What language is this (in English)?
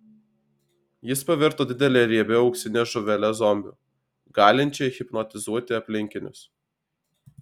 Lithuanian